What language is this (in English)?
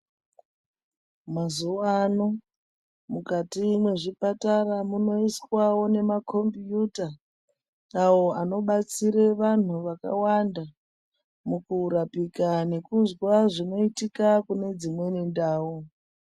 Ndau